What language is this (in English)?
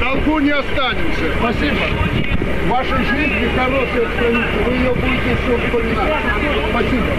Russian